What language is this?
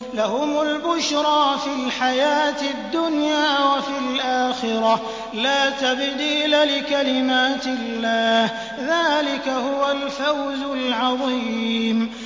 Arabic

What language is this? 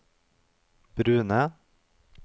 Norwegian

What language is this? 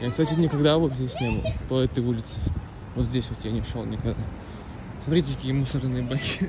Russian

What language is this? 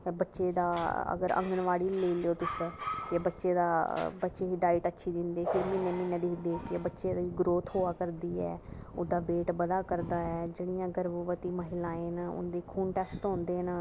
Dogri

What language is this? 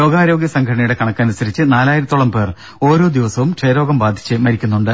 Malayalam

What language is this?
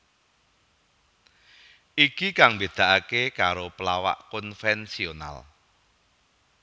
Javanese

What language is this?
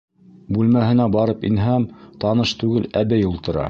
Bashkir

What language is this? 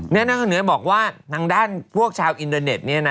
Thai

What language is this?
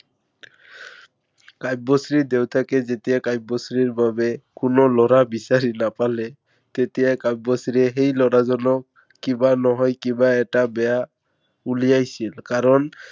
Assamese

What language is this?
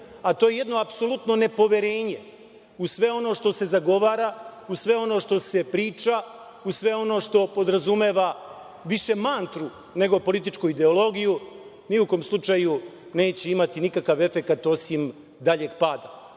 Serbian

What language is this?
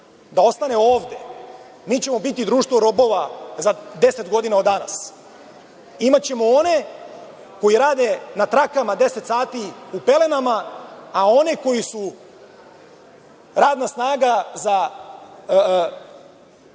Serbian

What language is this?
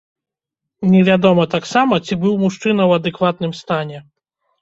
Belarusian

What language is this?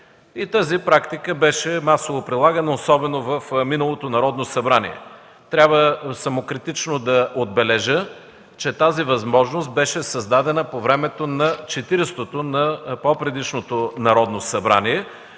Bulgarian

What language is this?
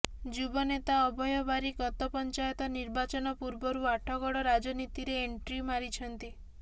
Odia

